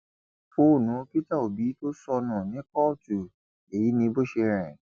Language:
Yoruba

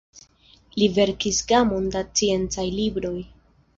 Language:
Esperanto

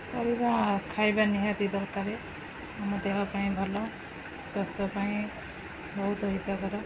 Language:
Odia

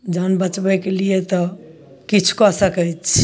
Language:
Maithili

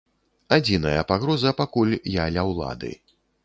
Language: Belarusian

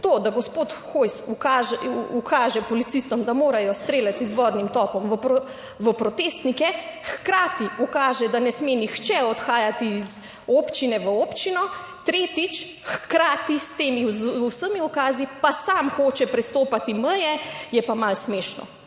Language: Slovenian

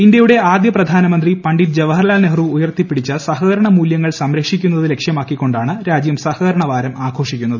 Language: Malayalam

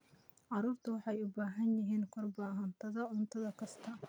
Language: Somali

